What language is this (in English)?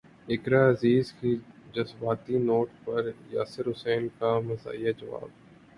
Urdu